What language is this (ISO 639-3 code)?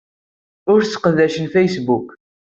kab